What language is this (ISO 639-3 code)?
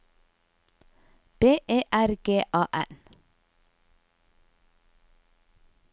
nor